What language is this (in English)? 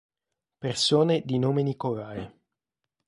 Italian